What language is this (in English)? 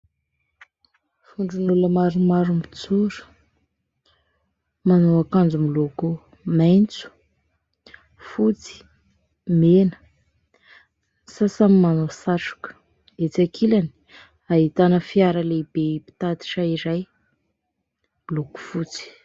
Malagasy